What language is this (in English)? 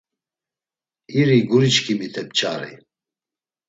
Laz